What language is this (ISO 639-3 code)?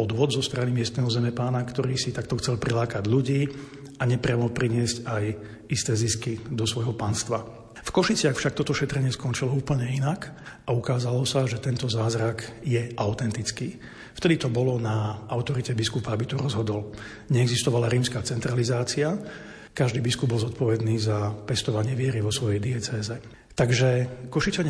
slk